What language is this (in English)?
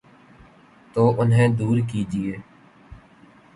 Urdu